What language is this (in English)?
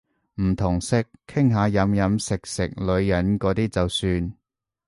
Cantonese